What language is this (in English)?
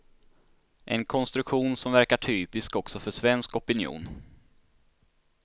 Swedish